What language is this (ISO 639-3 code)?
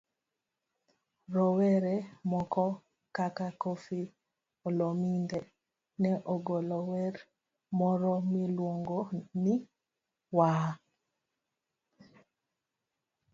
luo